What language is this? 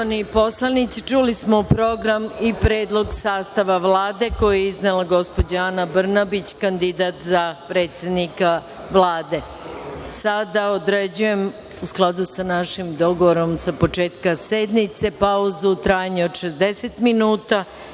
Serbian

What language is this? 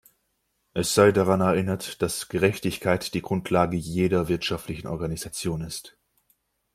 German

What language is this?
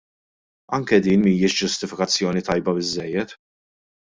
Maltese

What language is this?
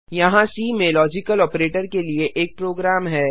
Hindi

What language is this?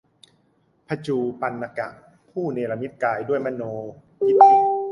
Thai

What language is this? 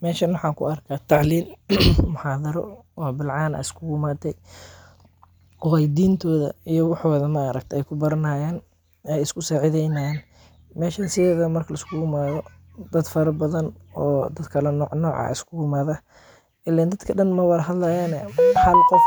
Somali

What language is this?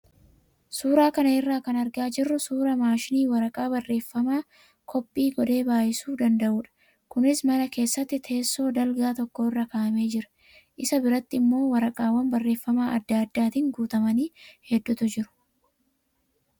Oromo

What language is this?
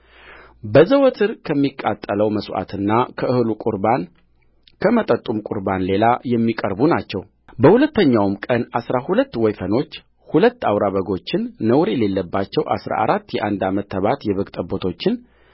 Amharic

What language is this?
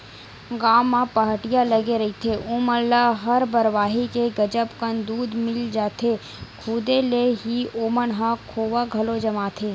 Chhattisgarhi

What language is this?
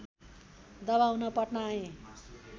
Nepali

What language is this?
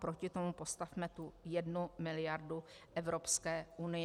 Czech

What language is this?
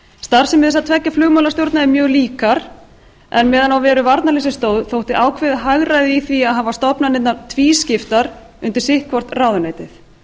Icelandic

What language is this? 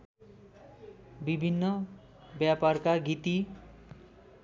Nepali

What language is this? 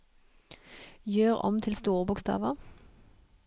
Norwegian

